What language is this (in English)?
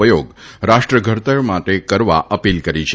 Gujarati